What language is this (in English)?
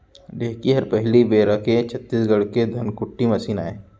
Chhattisgarhi